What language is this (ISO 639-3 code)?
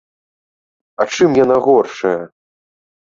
bel